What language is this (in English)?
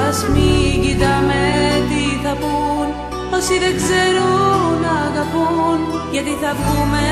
Greek